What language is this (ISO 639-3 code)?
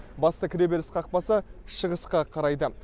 kaz